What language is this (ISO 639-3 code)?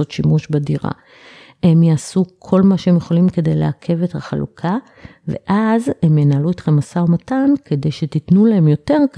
heb